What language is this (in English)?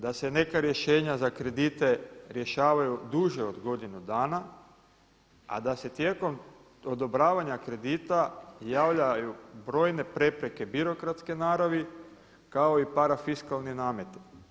Croatian